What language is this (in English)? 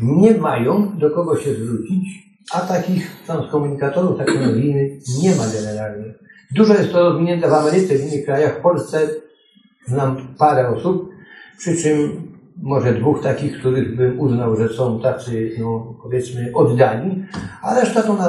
Polish